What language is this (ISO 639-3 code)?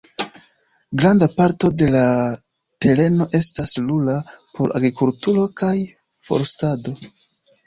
epo